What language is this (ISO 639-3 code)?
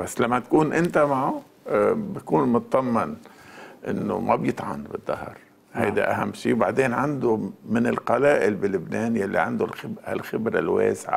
ara